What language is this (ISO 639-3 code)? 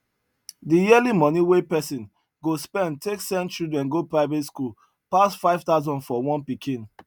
pcm